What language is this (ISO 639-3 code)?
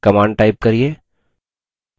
hin